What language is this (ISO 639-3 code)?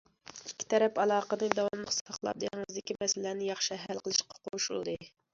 uig